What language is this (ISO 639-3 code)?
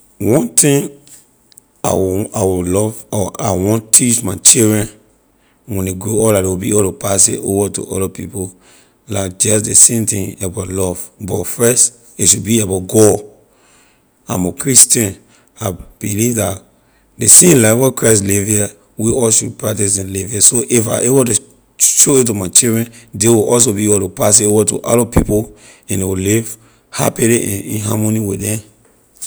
lir